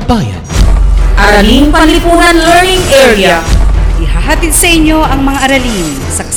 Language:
Filipino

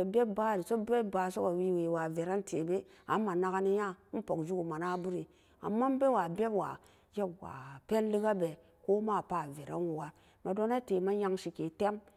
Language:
Samba Daka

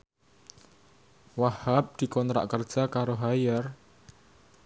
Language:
Javanese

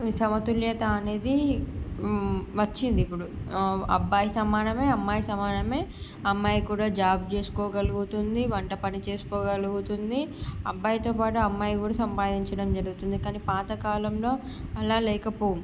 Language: Telugu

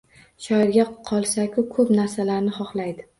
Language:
Uzbek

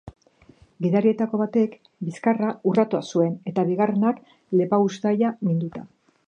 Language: Basque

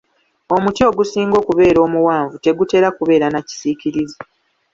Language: Ganda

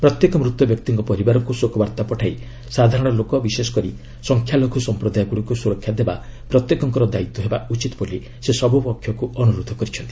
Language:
Odia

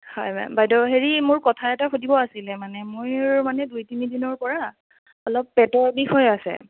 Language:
Assamese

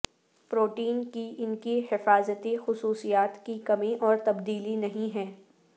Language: Urdu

